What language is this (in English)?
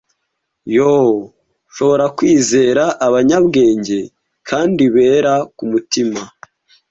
Kinyarwanda